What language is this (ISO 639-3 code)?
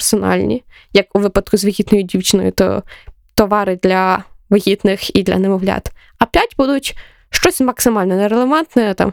ukr